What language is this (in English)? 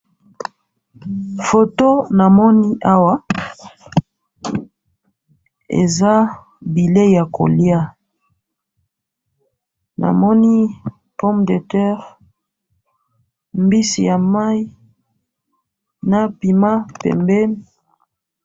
Lingala